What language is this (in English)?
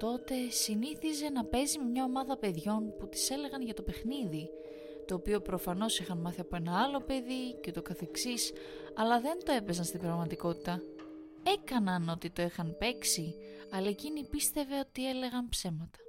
Greek